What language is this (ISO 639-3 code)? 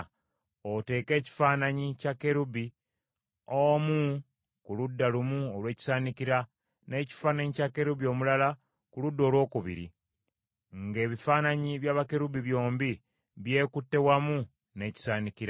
lug